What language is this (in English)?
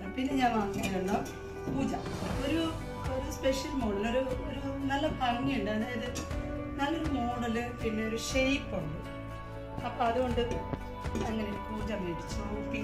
Turkish